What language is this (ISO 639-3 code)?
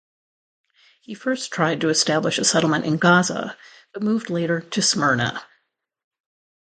eng